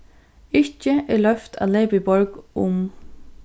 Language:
Faroese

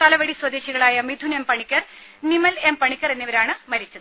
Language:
Malayalam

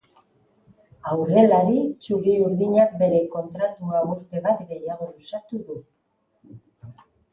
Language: Basque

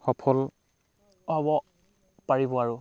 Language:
Assamese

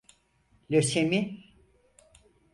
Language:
Turkish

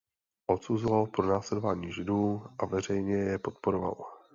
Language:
Czech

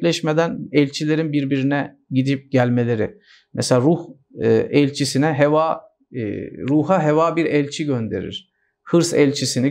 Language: Turkish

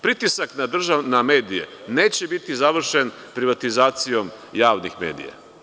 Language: Serbian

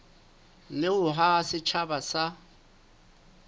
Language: Southern Sotho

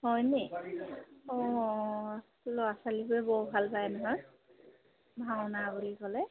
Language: Assamese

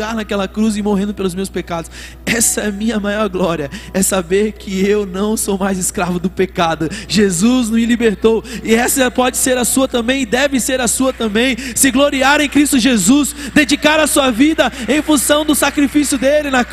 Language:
Portuguese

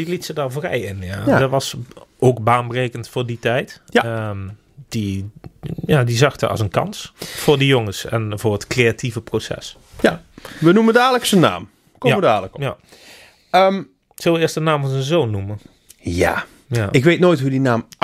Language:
Dutch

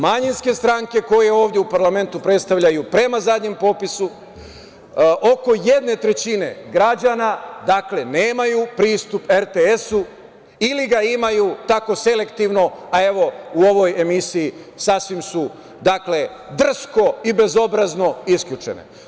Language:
Serbian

